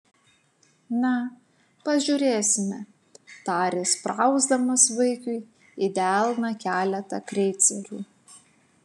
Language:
Lithuanian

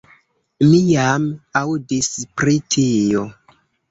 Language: Esperanto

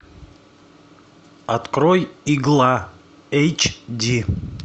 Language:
Russian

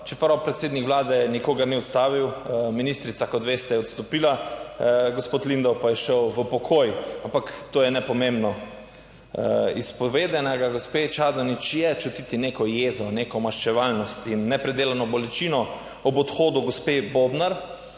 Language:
Slovenian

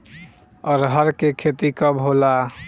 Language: Bhojpuri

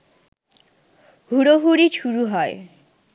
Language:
Bangla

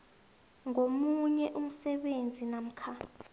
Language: South Ndebele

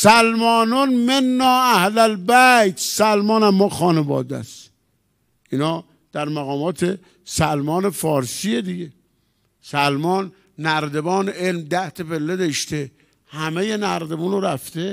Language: Persian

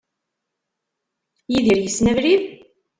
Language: Kabyle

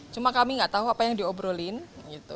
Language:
Indonesian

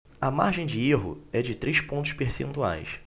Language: Portuguese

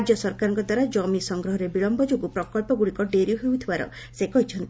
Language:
Odia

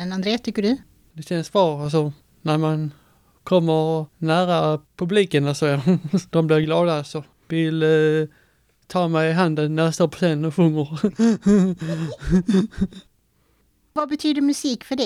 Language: Swedish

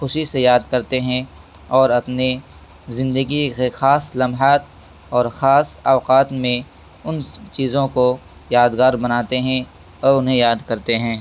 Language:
Urdu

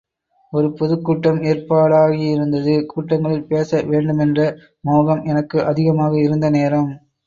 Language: Tamil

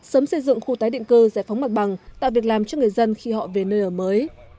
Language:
Vietnamese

